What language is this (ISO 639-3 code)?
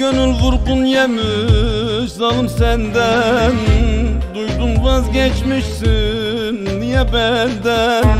tur